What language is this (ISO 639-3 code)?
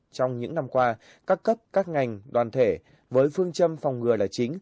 vie